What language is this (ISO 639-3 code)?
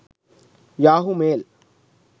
sin